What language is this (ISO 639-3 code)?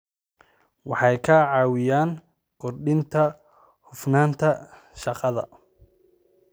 som